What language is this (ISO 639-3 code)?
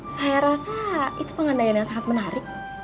ind